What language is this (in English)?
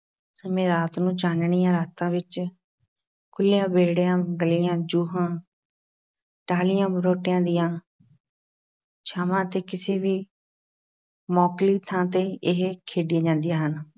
Punjabi